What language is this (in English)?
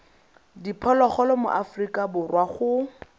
Tswana